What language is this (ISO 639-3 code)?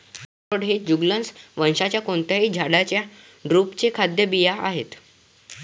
mar